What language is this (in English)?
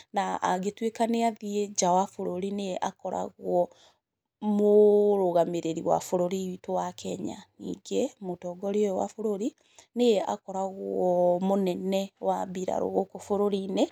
Kikuyu